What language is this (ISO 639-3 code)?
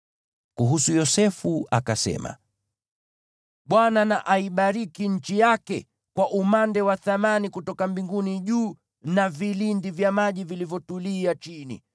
swa